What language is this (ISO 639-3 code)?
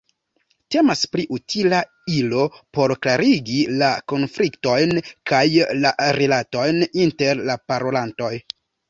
epo